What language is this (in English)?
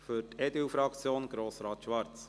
Swiss German